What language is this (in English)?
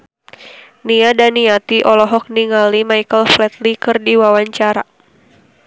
Sundanese